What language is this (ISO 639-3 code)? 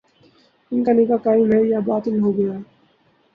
urd